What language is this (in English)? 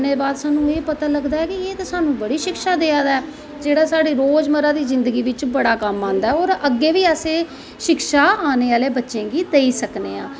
Dogri